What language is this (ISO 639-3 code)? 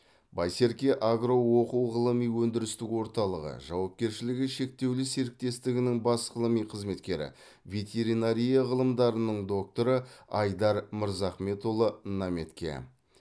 kaz